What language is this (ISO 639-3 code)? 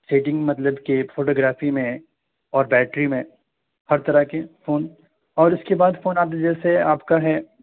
urd